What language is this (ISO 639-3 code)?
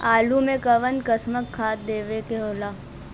bho